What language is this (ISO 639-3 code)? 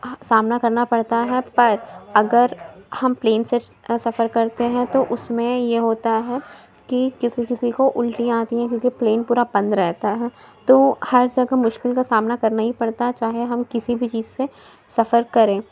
urd